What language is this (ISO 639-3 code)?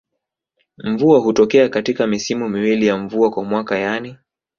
swa